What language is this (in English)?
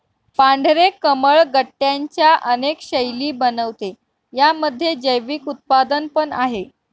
Marathi